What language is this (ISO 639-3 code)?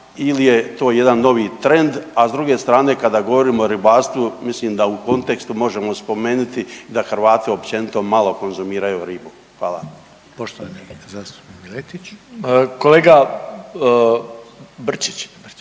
hrv